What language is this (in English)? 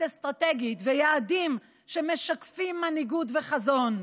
Hebrew